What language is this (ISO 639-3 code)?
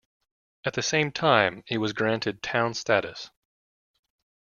eng